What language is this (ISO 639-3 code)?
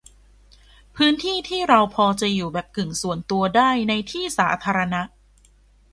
tha